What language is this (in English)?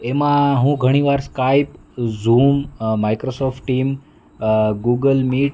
Gujarati